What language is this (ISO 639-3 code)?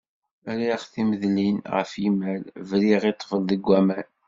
kab